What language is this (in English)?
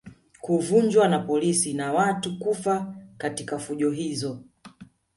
Swahili